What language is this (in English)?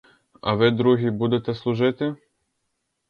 Ukrainian